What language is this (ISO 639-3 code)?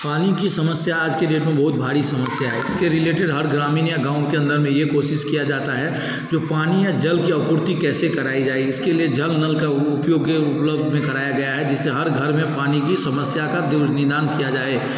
hin